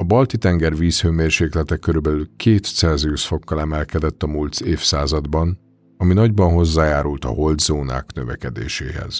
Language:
Hungarian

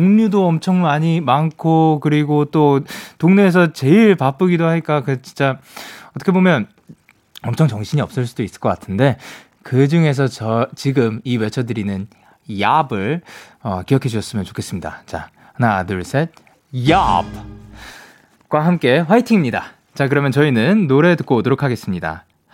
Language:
Korean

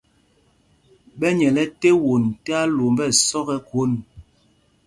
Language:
Mpumpong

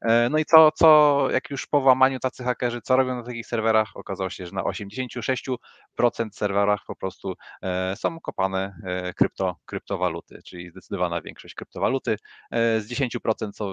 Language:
Polish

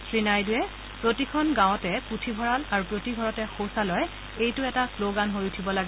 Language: Assamese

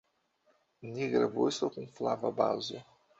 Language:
Esperanto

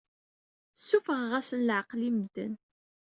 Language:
Kabyle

